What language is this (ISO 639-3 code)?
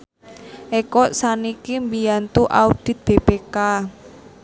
jav